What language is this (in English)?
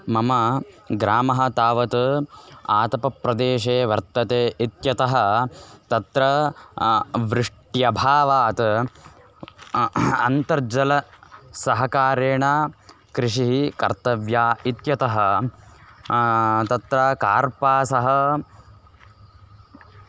Sanskrit